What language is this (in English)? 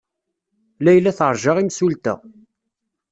Kabyle